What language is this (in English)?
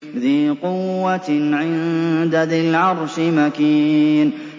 Arabic